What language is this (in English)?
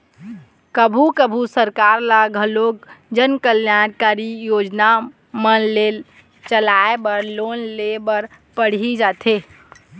Chhattisgarhi